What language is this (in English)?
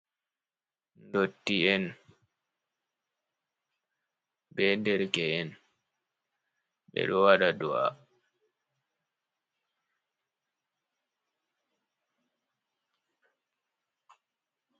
Fula